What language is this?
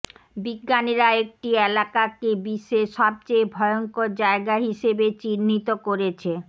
Bangla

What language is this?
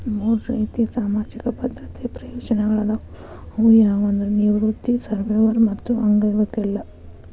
Kannada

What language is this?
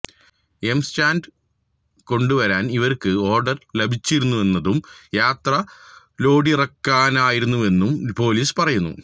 Malayalam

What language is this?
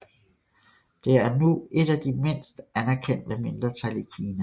Danish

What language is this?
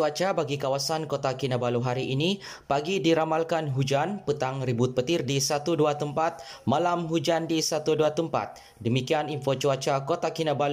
Malay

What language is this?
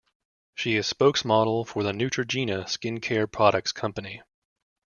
English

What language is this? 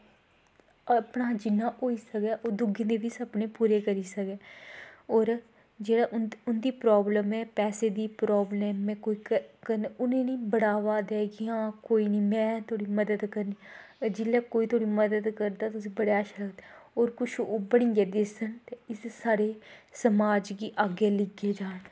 Dogri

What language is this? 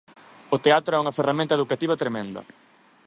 Galician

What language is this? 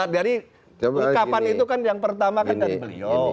Indonesian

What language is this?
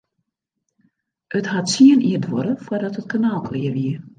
Western Frisian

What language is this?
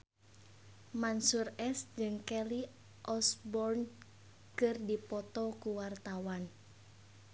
Sundanese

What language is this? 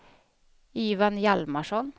Swedish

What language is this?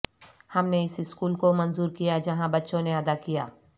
Urdu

